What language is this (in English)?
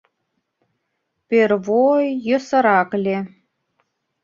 Mari